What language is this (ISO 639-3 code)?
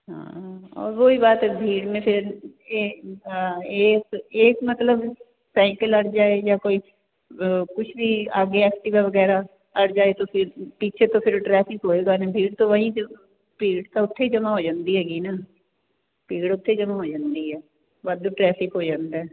pan